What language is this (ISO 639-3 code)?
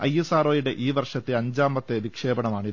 mal